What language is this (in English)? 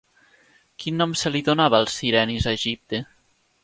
Catalan